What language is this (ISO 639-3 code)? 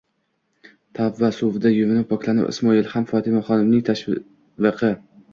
uzb